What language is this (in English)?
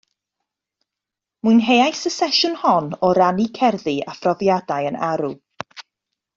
Welsh